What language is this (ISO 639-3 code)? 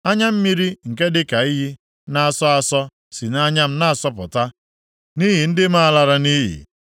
ibo